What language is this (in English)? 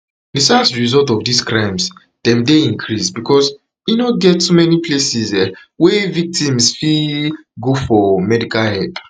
Nigerian Pidgin